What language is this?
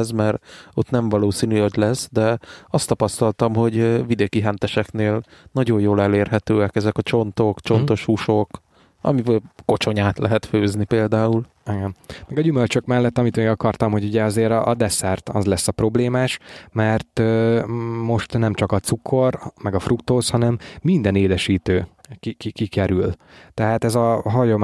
Hungarian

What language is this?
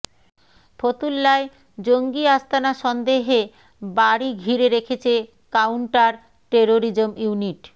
Bangla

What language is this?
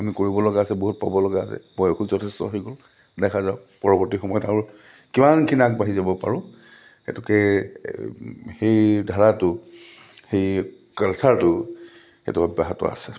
Assamese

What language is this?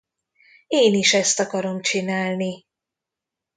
Hungarian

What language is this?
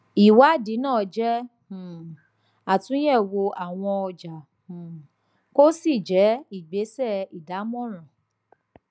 Yoruba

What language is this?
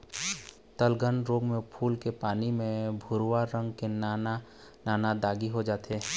Chhattisgarhi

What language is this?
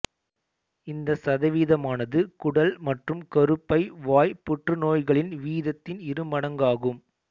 Tamil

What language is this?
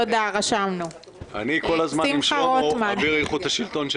Hebrew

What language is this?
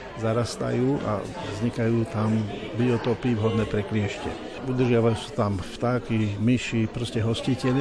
Slovak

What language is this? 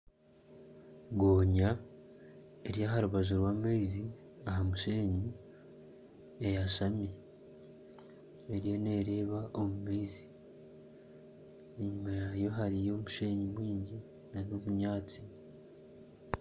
Nyankole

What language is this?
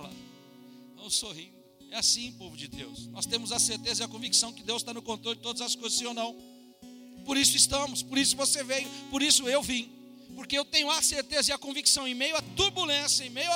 Portuguese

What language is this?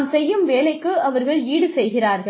Tamil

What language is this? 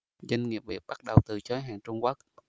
Vietnamese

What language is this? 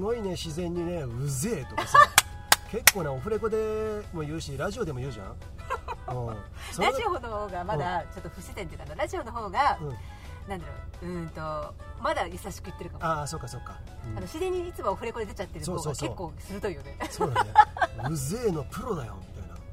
Japanese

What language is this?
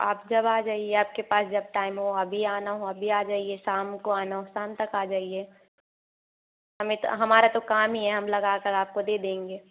Hindi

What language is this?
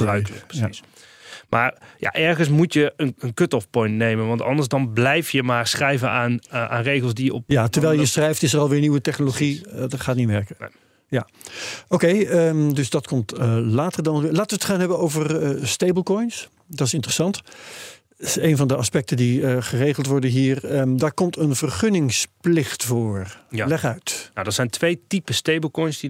Dutch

